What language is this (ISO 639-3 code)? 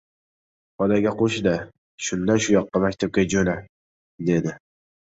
uzb